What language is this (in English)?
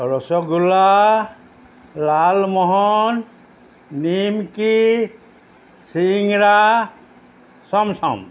Assamese